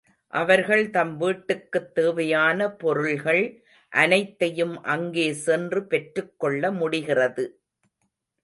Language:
Tamil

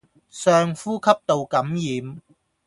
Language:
Cantonese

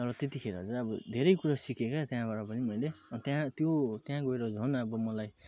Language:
Nepali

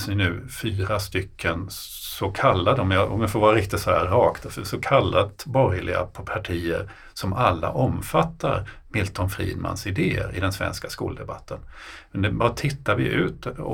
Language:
Swedish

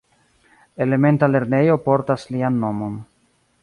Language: Esperanto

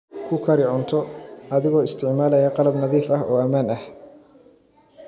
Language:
Somali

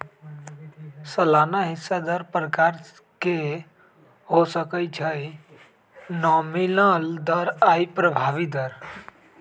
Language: Magahi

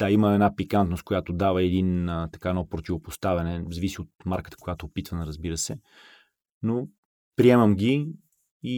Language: Bulgarian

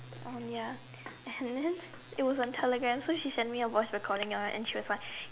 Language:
English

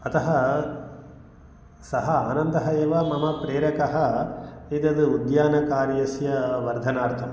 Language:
Sanskrit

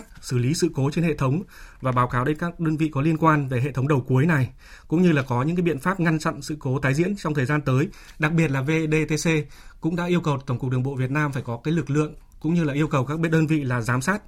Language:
Vietnamese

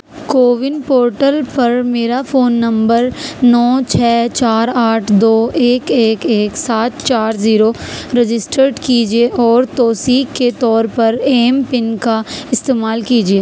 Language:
Urdu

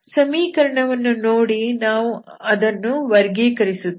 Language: Kannada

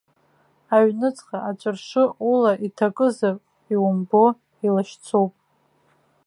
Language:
Abkhazian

